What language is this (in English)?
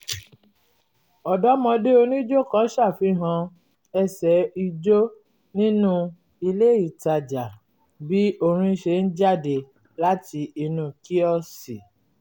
Yoruba